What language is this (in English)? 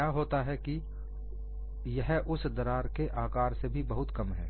Hindi